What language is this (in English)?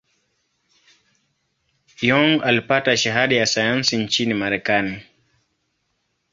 Swahili